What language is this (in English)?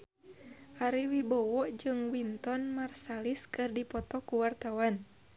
Sundanese